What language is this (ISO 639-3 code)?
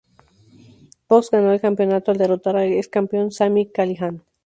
spa